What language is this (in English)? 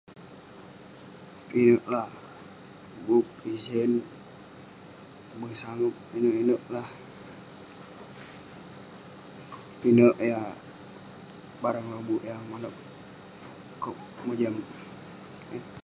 Western Penan